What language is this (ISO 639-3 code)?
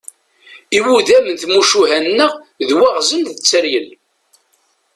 kab